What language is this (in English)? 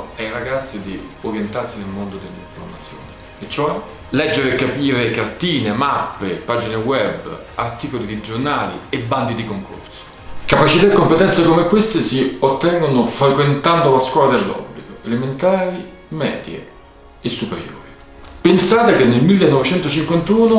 Italian